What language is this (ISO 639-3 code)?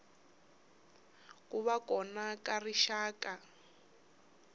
tso